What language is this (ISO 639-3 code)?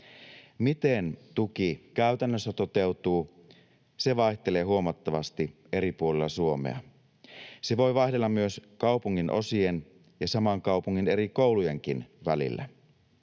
fin